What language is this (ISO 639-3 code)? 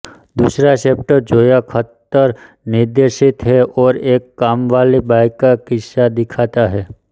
hin